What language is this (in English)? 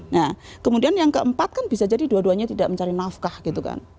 Indonesian